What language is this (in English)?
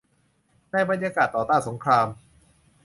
Thai